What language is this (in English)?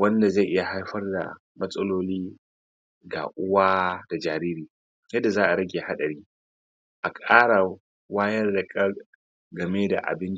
Hausa